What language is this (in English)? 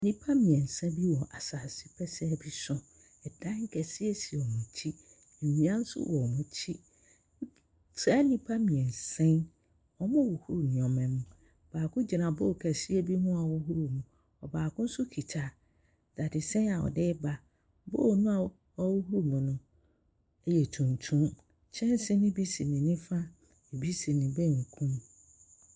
Akan